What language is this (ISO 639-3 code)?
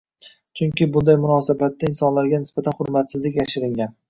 uzb